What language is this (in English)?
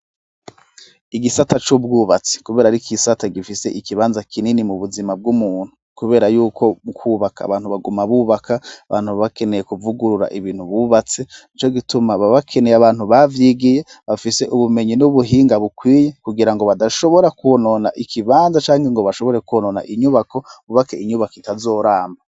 Rundi